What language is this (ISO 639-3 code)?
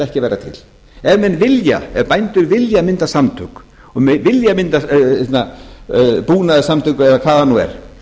isl